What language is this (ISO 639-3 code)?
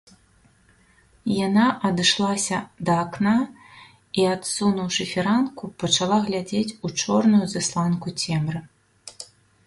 bel